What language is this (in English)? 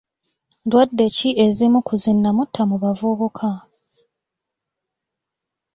Ganda